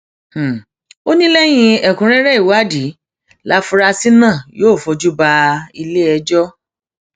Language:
Yoruba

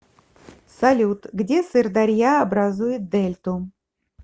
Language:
Russian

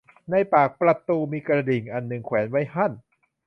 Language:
Thai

